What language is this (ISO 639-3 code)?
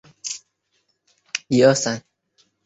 zho